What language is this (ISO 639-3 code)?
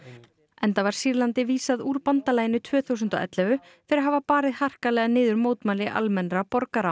isl